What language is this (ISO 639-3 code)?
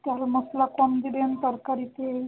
ben